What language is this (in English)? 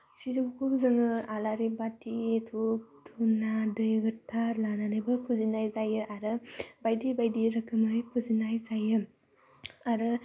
Bodo